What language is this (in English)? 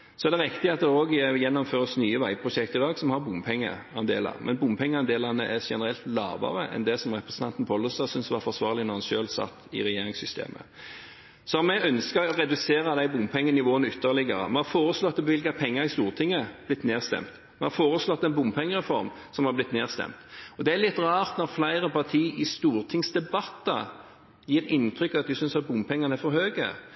Norwegian Bokmål